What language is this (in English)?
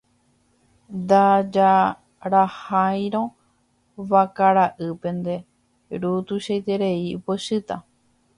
Guarani